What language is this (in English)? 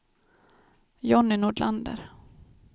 Swedish